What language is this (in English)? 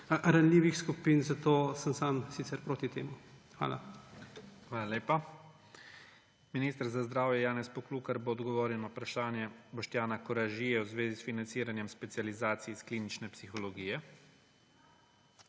Slovenian